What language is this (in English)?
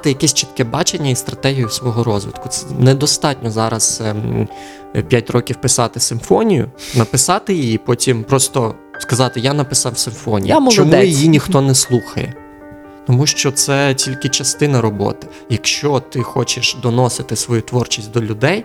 Ukrainian